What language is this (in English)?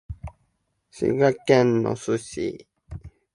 Japanese